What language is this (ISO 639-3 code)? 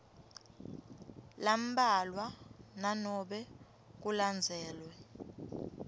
ssw